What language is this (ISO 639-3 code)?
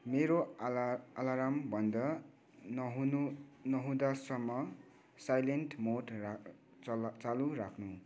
nep